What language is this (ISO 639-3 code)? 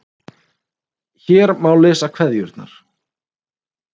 isl